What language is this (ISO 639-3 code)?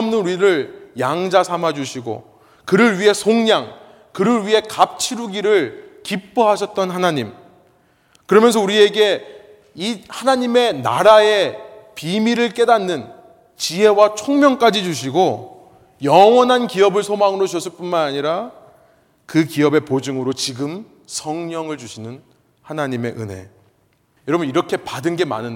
kor